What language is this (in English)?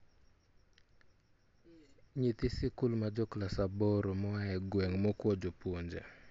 Luo (Kenya and Tanzania)